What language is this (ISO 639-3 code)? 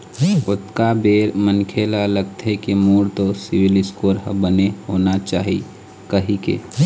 hne